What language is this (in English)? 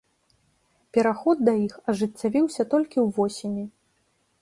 Belarusian